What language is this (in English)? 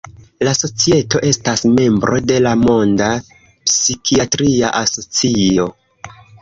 Esperanto